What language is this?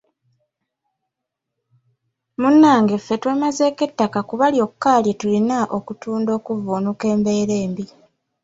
Ganda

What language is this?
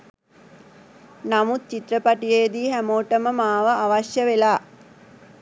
Sinhala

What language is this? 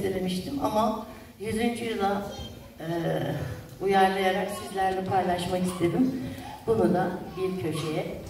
Turkish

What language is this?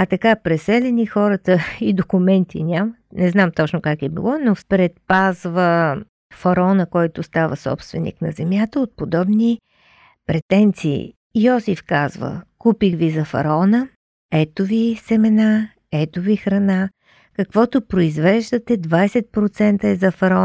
Bulgarian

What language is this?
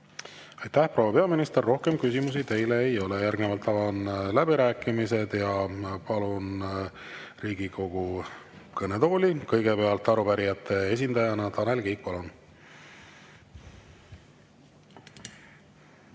Estonian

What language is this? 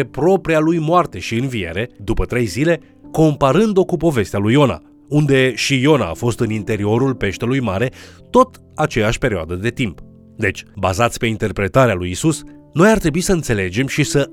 Romanian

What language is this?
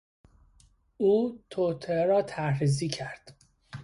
Persian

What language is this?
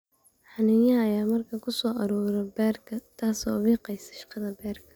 Somali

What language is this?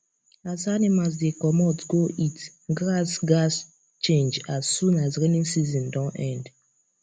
Nigerian Pidgin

